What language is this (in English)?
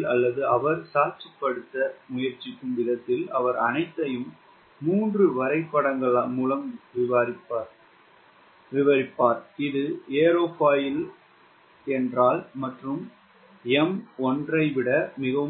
Tamil